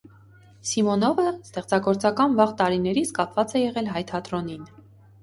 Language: Armenian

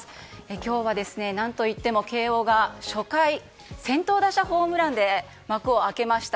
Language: Japanese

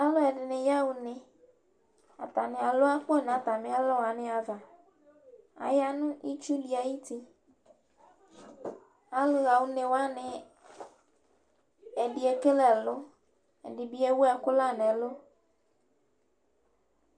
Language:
Ikposo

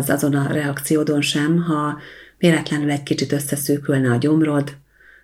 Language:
Hungarian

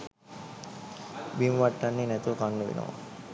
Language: Sinhala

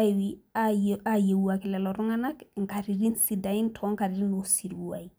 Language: Masai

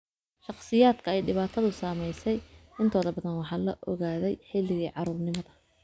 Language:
Somali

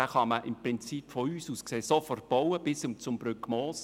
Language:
Swiss German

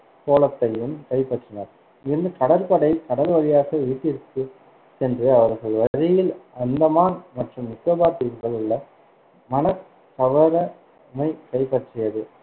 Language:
Tamil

